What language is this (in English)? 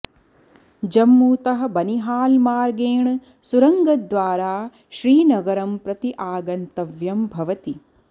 Sanskrit